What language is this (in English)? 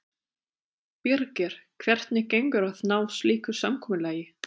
Icelandic